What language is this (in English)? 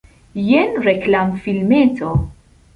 Esperanto